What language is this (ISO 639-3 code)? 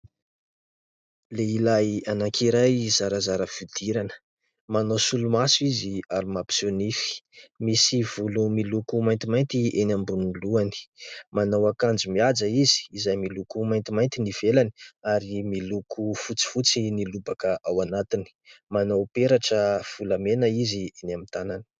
mlg